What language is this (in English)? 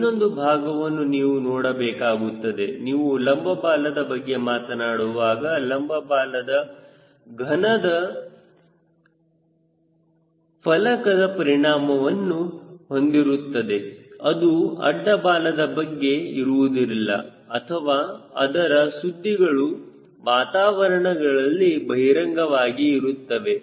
Kannada